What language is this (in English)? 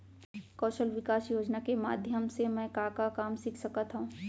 Chhattisgarhi